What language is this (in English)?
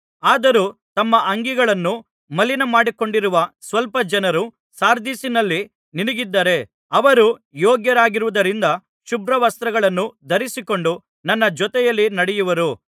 Kannada